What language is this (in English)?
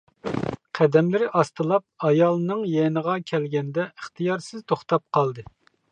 Uyghur